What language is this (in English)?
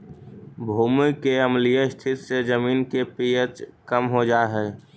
Magahi